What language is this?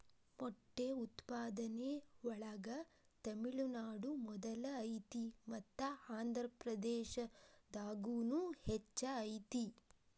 Kannada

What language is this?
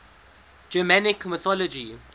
English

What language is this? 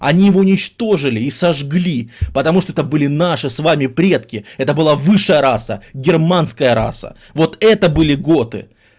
Russian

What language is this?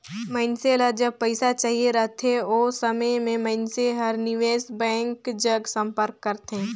Chhattisgarhi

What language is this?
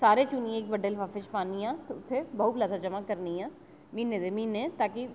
Dogri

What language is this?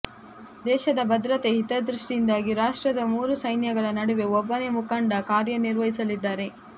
Kannada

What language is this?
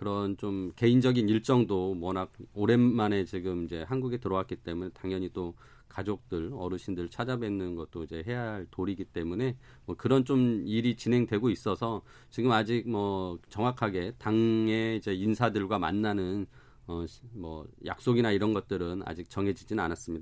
Korean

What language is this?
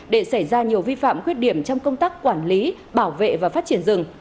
Vietnamese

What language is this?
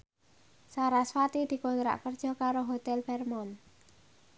Javanese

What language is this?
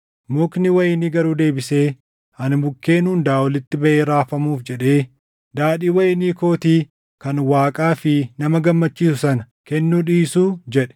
Oromo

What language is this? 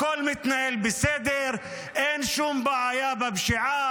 Hebrew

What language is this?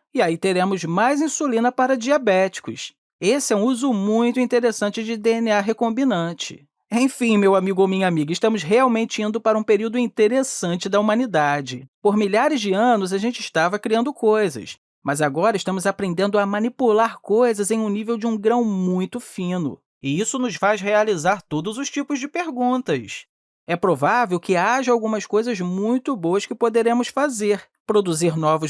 Portuguese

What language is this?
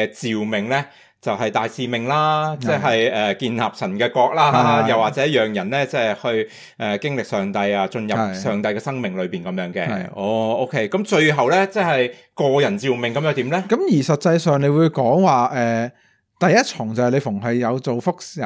Chinese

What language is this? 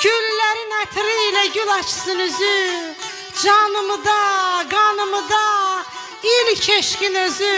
Turkish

